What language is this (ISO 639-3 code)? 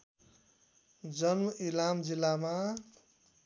nep